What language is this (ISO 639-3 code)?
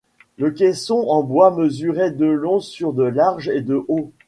fra